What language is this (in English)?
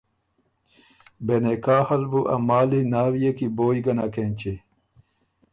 Ormuri